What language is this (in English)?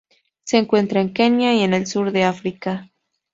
Spanish